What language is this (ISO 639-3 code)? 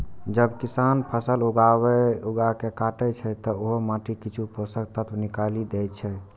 mai